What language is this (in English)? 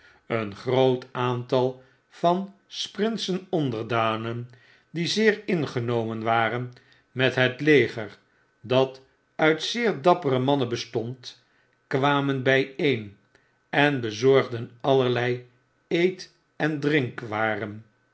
Dutch